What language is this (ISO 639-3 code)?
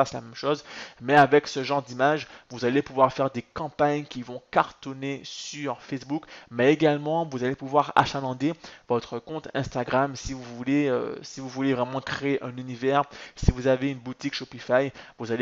fra